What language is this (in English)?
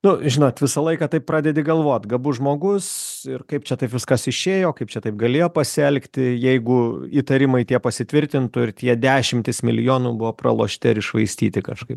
Lithuanian